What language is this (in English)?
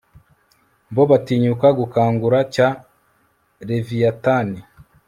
Kinyarwanda